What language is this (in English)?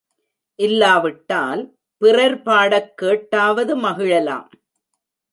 Tamil